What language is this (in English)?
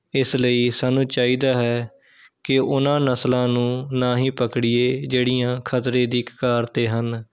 Punjabi